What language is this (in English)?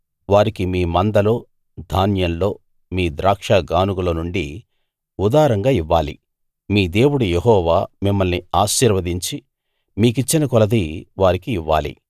Telugu